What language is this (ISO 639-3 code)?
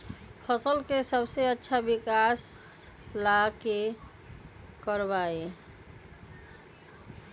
mag